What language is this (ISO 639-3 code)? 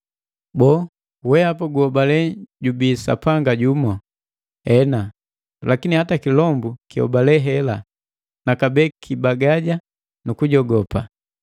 mgv